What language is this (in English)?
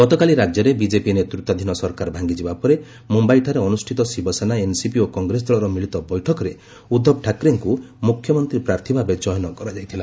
Odia